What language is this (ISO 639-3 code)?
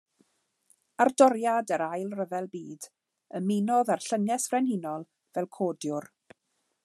cym